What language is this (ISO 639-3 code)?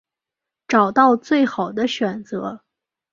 zho